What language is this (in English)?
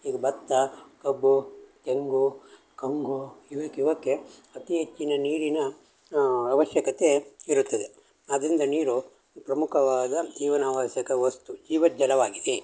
Kannada